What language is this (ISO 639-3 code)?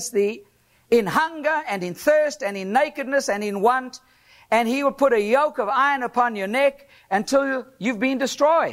eng